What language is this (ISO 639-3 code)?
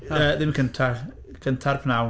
cym